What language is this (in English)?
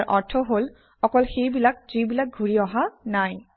Assamese